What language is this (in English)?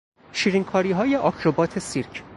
Persian